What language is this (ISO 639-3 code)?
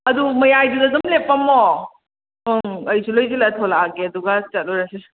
mni